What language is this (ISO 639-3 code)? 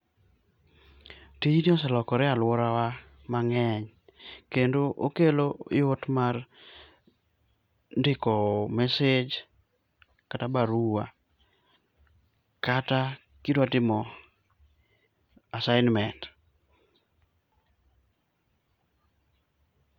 luo